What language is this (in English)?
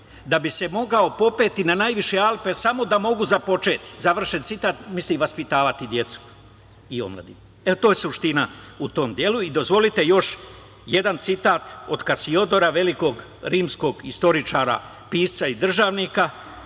Serbian